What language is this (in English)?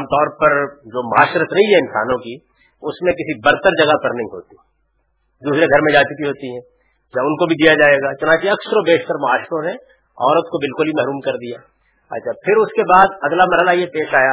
Urdu